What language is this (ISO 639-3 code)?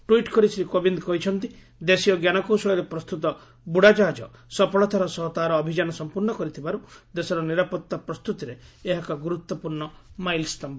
ori